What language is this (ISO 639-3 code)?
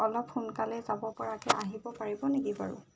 asm